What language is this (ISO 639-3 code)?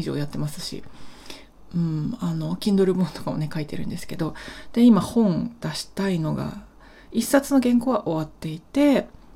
jpn